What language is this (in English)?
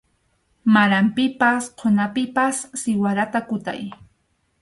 Arequipa-La Unión Quechua